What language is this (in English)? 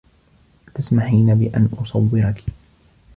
Arabic